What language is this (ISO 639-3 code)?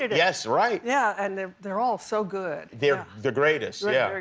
eng